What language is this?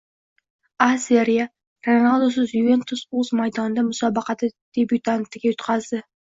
Uzbek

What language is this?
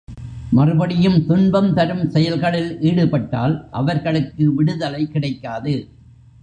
Tamil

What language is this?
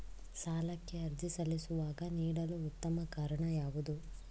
Kannada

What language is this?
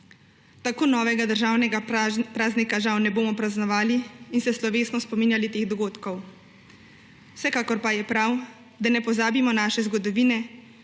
Slovenian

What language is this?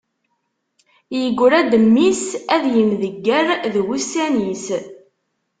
Kabyle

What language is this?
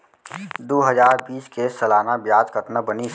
Chhattisgarhi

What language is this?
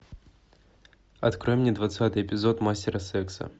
Russian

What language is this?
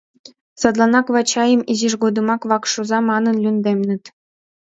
Mari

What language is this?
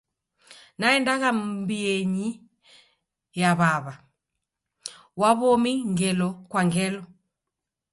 Taita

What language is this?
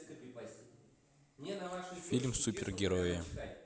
Russian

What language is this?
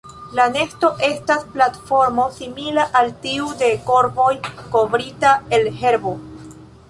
Esperanto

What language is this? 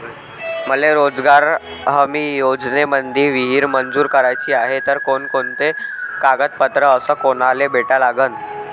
Marathi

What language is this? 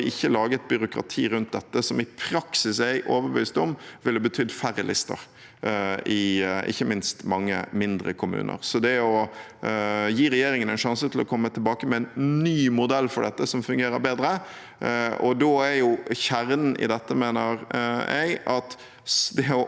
Norwegian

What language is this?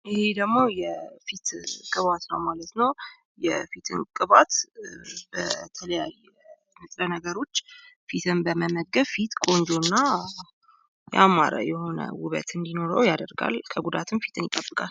Amharic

